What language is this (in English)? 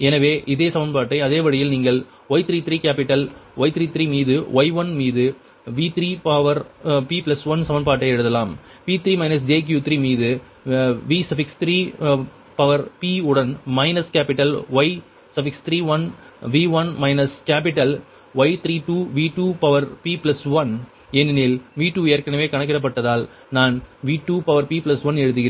Tamil